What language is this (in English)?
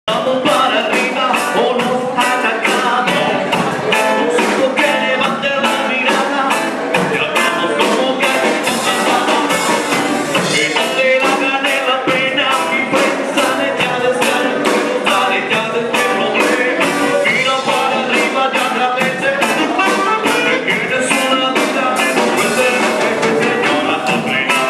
Bulgarian